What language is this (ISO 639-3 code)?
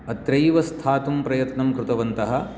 san